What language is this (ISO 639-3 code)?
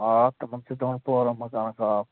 kas